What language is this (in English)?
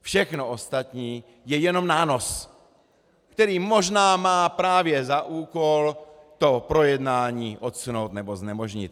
Czech